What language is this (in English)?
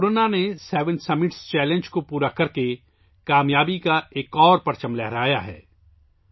Urdu